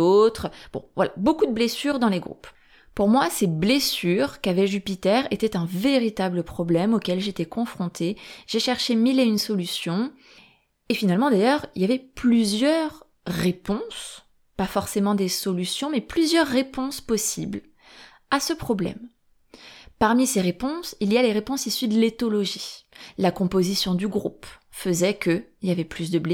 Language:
French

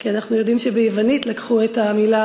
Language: Hebrew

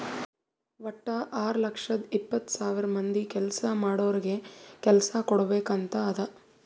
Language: Kannada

